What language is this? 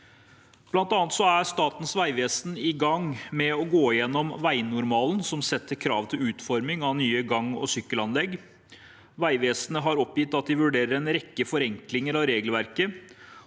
Norwegian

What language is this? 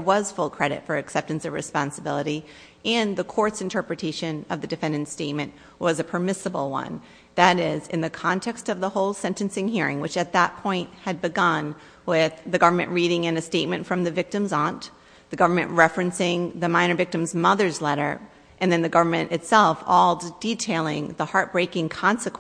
English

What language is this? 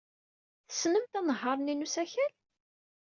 Kabyle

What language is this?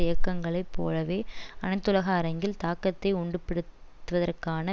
Tamil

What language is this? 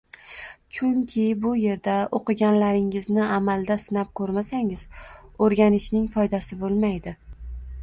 Uzbek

